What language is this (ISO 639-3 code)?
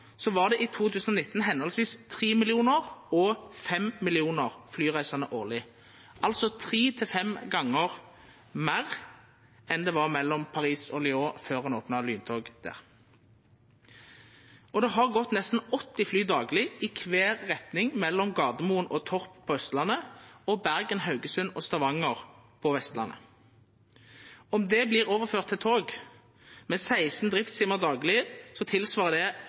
nno